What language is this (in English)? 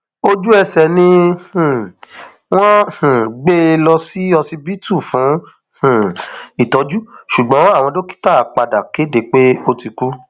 Yoruba